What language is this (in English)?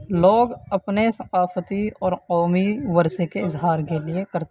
Urdu